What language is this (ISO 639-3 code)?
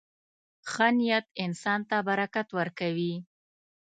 pus